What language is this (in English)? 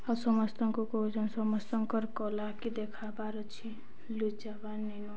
Odia